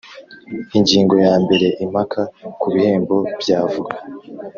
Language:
Kinyarwanda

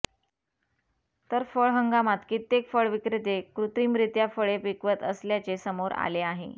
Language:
Marathi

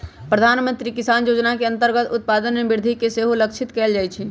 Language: Magahi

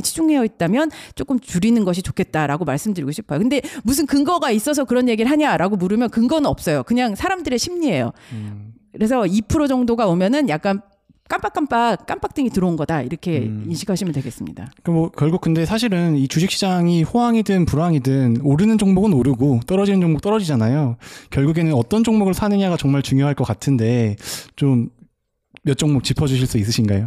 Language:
Korean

